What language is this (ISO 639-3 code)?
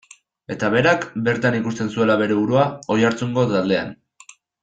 eus